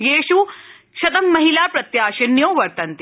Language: Sanskrit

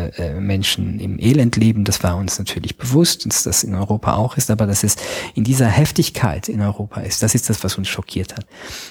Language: German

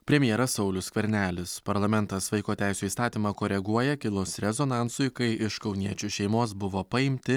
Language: Lithuanian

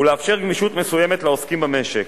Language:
Hebrew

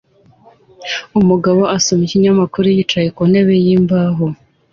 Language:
Kinyarwanda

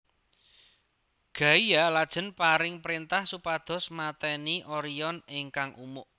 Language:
Javanese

